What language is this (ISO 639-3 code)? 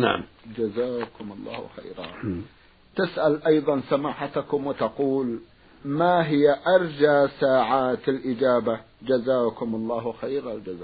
ara